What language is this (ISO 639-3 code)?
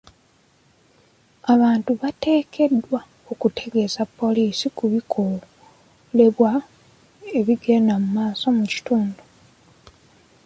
lug